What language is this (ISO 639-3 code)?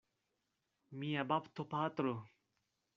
epo